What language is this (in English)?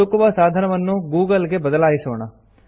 Kannada